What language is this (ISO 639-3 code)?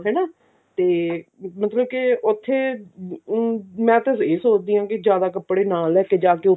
pan